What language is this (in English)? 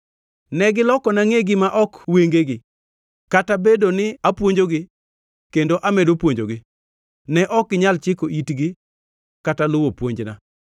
Luo (Kenya and Tanzania)